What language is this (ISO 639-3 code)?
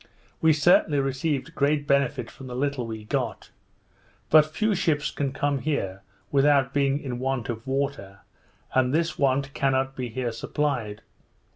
eng